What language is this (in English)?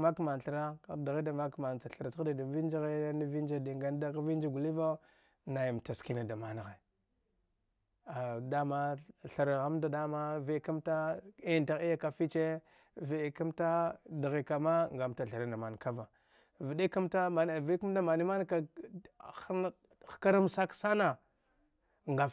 Dghwede